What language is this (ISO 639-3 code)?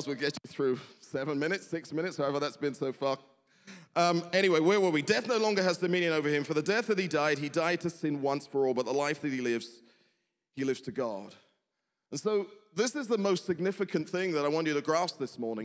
eng